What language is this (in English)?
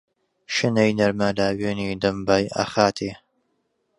Central Kurdish